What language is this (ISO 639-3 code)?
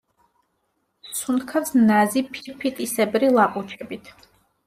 kat